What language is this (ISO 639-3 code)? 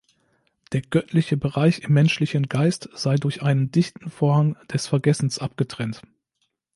deu